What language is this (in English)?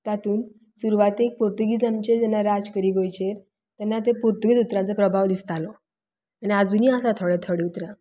Konkani